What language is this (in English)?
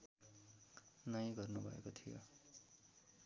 Nepali